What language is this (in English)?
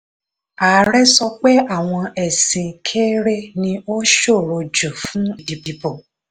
Yoruba